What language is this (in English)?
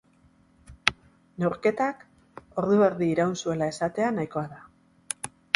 Basque